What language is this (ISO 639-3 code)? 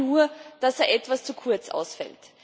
deu